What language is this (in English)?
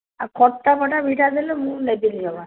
Odia